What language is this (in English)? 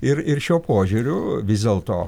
Lithuanian